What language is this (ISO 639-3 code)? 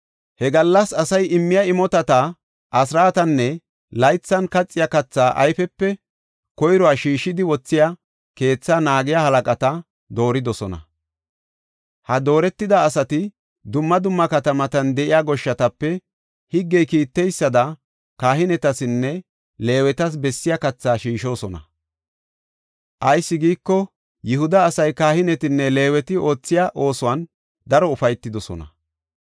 gof